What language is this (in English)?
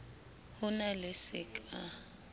Southern Sotho